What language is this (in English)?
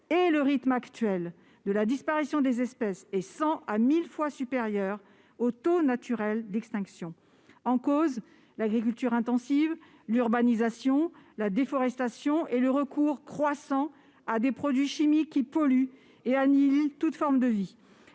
French